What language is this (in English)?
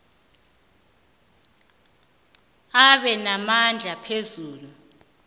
South Ndebele